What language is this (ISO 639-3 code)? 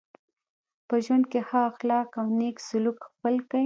pus